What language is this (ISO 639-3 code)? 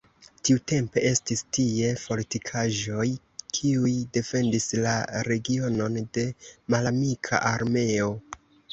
epo